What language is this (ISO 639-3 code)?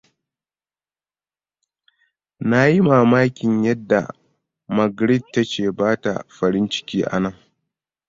hau